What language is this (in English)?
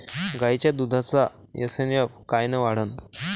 Marathi